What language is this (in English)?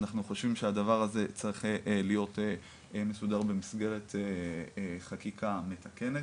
Hebrew